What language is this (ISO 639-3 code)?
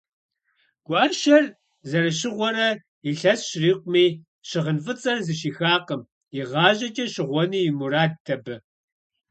kbd